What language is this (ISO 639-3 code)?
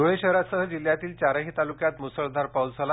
mar